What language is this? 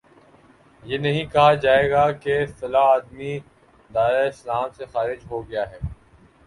Urdu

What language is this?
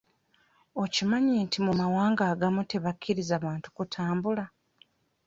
Ganda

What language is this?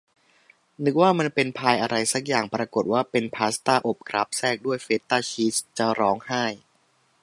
Thai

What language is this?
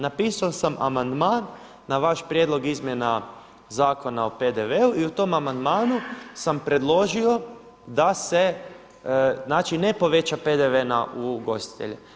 Croatian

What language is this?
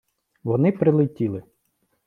Ukrainian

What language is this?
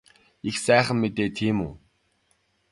Mongolian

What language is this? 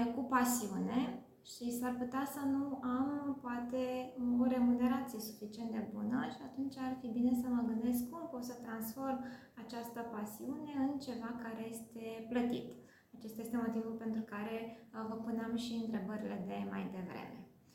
Romanian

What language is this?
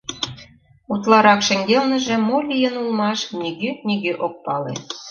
Mari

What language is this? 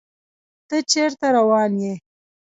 Pashto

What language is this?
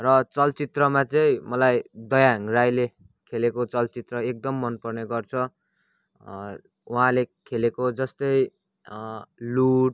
Nepali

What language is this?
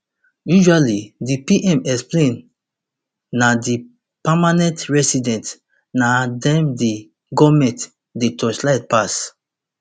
Nigerian Pidgin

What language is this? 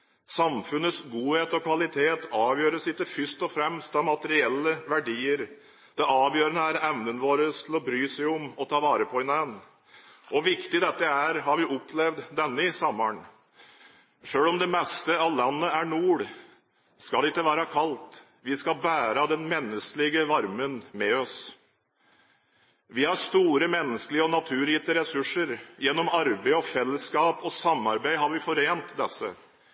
Norwegian Bokmål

